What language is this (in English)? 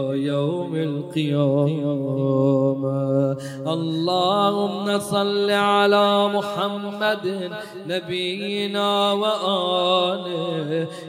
Arabic